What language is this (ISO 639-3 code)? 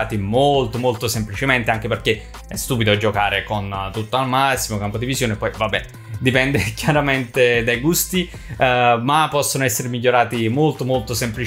ita